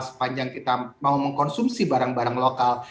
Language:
Indonesian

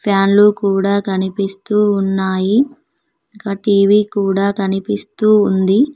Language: Telugu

